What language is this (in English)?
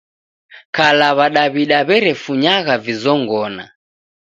Taita